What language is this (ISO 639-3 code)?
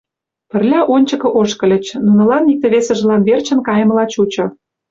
chm